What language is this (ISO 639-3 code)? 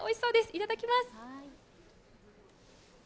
jpn